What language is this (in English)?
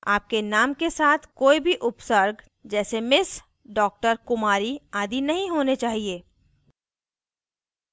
Hindi